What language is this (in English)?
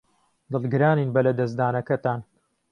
Central Kurdish